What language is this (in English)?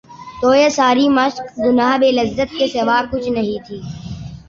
Urdu